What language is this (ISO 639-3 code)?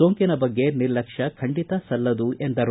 kan